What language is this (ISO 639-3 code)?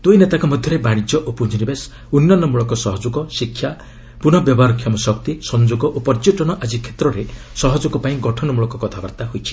ori